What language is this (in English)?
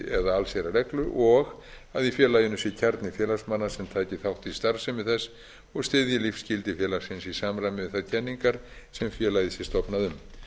Icelandic